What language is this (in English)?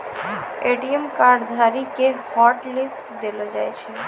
Maithili